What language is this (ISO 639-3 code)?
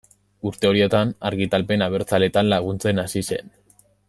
eus